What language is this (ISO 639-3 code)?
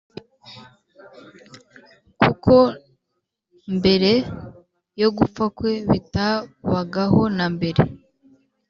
kin